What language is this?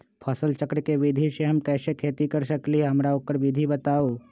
Magahi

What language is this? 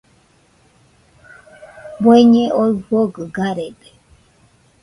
Nüpode Huitoto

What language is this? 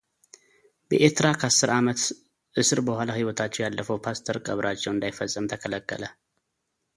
Amharic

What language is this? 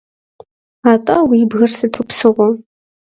Kabardian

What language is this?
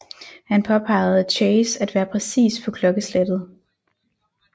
Danish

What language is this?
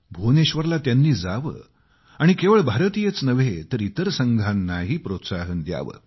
Marathi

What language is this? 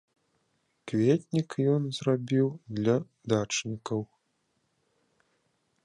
Belarusian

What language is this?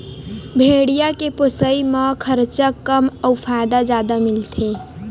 Chhattisgarhi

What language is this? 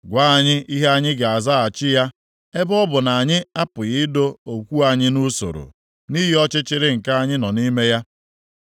Igbo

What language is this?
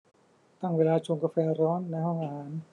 Thai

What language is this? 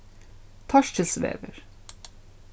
Faroese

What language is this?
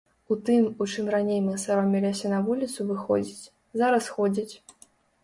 Belarusian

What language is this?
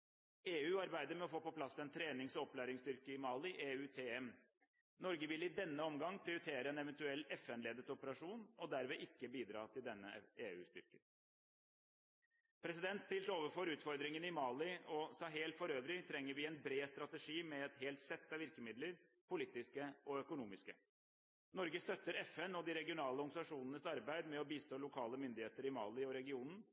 Norwegian Bokmål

